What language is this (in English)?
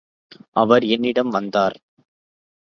Tamil